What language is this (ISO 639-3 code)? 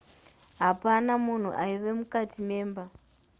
sna